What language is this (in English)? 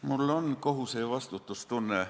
Estonian